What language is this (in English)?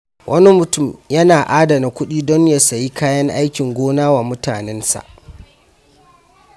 Hausa